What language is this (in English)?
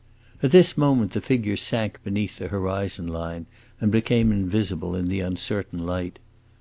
English